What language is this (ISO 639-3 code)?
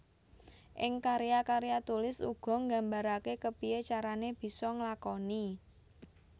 jav